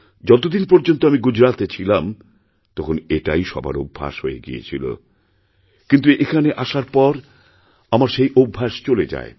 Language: Bangla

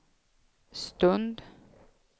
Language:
Swedish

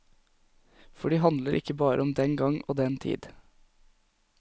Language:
Norwegian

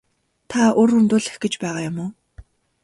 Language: Mongolian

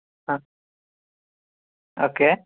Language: Kannada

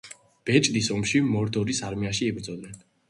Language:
Georgian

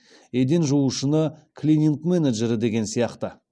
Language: Kazakh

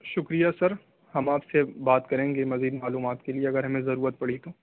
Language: Urdu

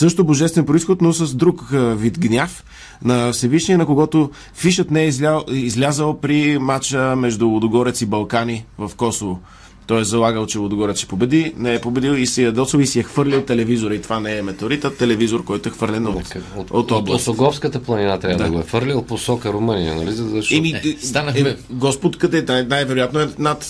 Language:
Bulgarian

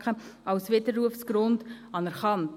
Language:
Swiss German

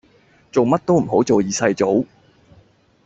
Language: Cantonese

